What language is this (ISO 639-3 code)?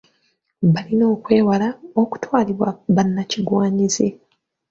lug